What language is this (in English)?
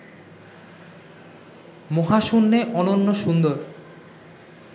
Bangla